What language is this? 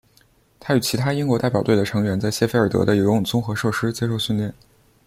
Chinese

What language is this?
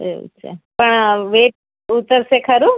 Gujarati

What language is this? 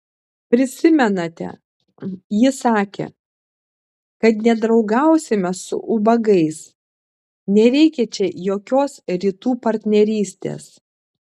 Lithuanian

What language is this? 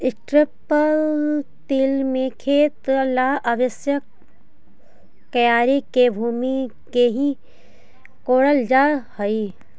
Magahi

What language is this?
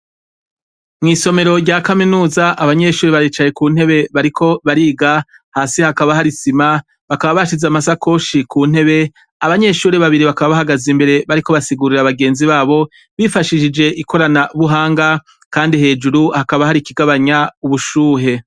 Rundi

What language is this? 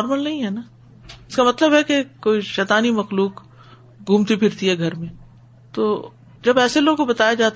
Urdu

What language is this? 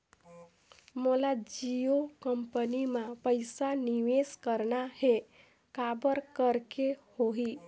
Chhattisgarhi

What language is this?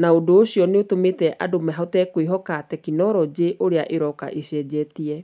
Kikuyu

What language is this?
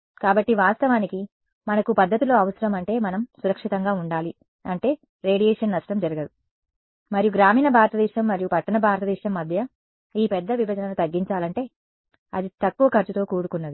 Telugu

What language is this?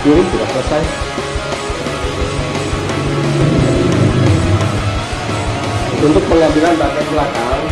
Indonesian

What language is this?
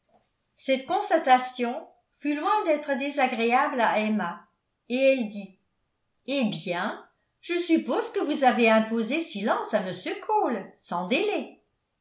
French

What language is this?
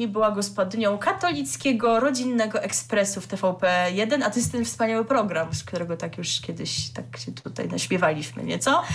Polish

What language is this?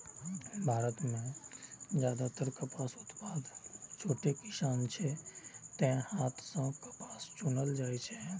Maithili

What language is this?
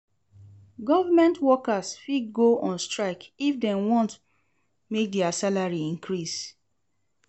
Nigerian Pidgin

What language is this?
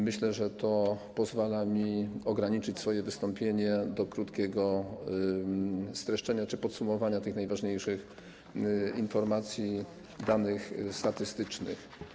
Polish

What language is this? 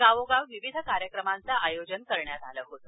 Marathi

